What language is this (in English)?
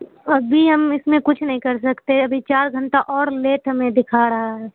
Urdu